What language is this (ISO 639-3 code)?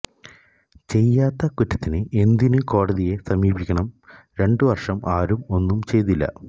mal